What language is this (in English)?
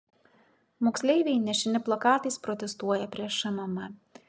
Lithuanian